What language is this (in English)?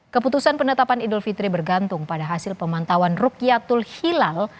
Indonesian